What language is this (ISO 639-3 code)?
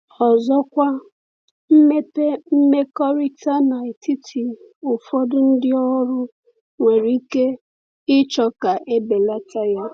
ibo